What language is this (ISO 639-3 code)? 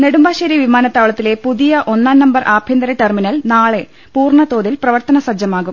mal